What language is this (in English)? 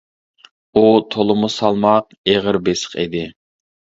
Uyghur